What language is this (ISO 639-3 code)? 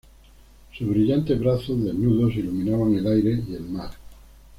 spa